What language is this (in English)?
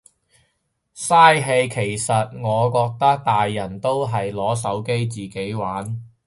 Cantonese